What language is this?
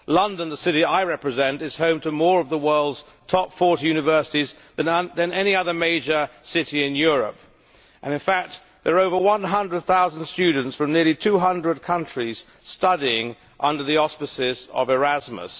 English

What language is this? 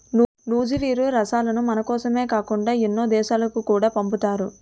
Telugu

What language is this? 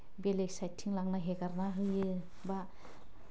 Bodo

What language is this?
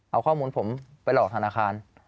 Thai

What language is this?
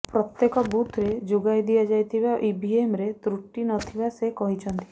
Odia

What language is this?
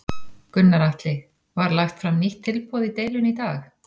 Icelandic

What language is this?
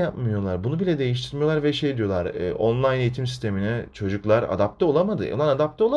Turkish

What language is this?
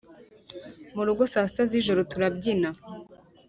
Kinyarwanda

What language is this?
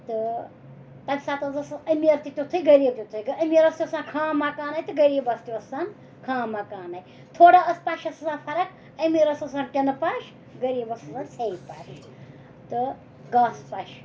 Kashmiri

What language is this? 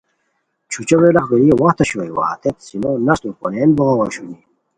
Khowar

